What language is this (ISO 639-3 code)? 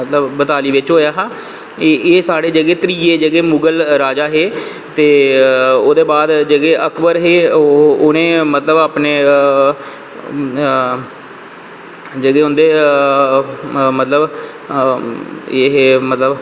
doi